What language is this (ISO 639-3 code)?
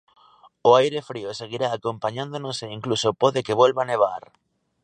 glg